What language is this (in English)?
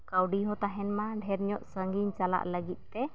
Santali